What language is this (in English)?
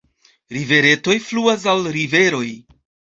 Esperanto